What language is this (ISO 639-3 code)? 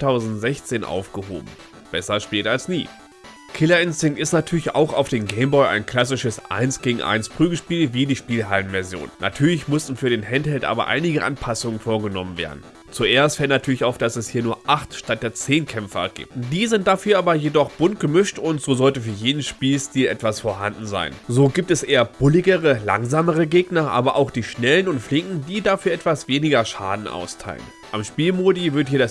deu